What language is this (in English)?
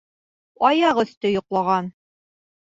Bashkir